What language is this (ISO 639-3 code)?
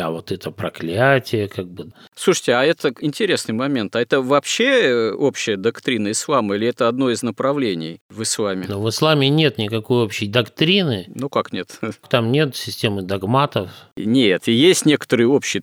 rus